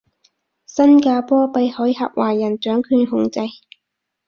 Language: Cantonese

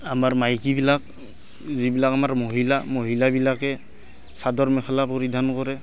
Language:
Assamese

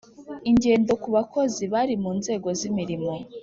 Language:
Kinyarwanda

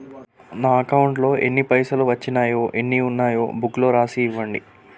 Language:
Telugu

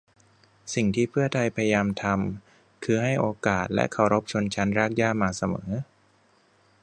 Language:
Thai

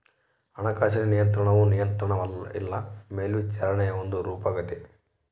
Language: Kannada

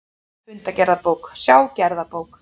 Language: Icelandic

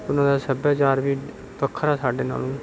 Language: Punjabi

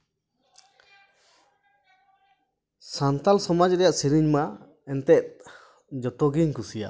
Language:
Santali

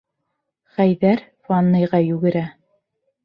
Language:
Bashkir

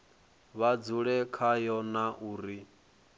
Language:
Venda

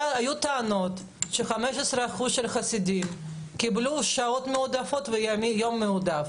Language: Hebrew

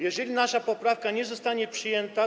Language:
Polish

